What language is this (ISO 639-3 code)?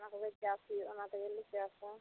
sat